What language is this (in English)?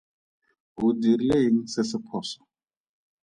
Tswana